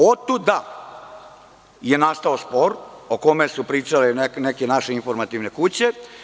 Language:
Serbian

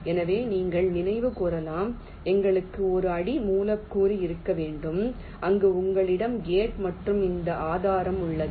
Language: Tamil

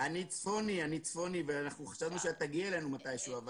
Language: Hebrew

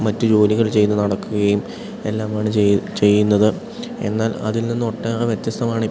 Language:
Malayalam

